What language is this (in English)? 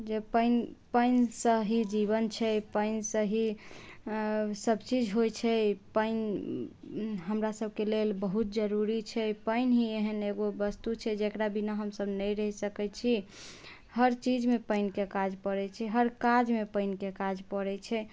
Maithili